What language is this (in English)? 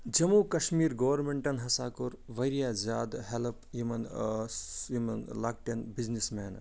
Kashmiri